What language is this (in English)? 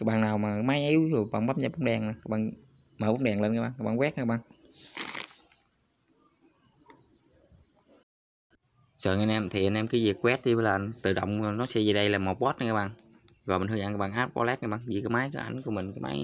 Vietnamese